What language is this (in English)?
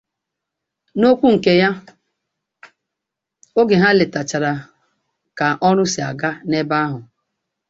Igbo